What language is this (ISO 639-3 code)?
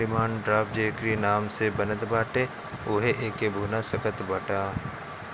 bho